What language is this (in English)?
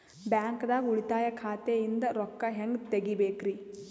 Kannada